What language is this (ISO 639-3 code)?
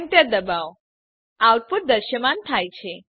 guj